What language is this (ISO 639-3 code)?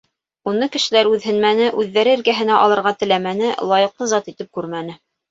bak